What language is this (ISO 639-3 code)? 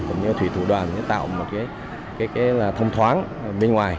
vie